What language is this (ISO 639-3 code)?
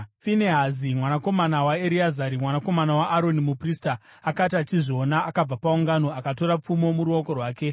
sna